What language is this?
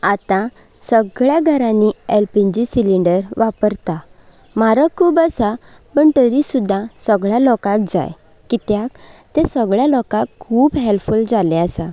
Konkani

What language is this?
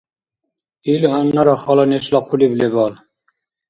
Dargwa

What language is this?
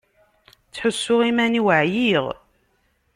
Kabyle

